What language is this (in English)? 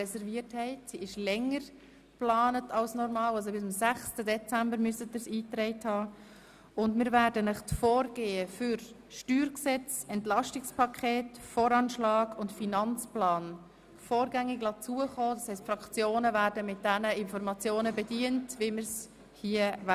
Swiss German